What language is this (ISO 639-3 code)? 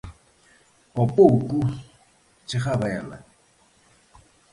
glg